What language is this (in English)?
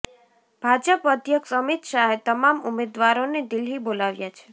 Gujarati